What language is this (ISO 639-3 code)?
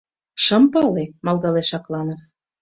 chm